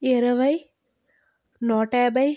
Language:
Telugu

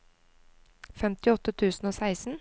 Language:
Norwegian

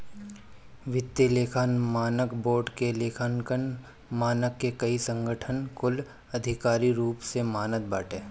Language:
Bhojpuri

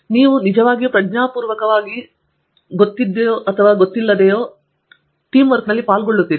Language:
Kannada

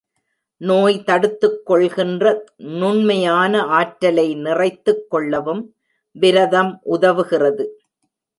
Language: Tamil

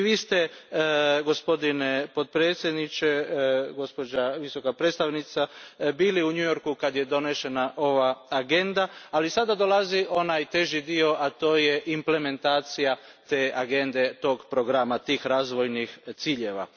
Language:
Croatian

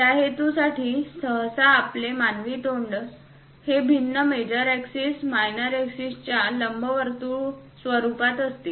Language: Marathi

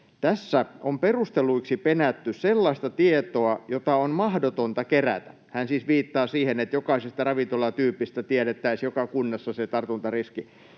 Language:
Finnish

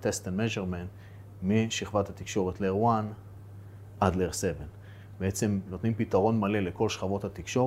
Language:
Hebrew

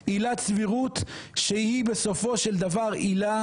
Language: Hebrew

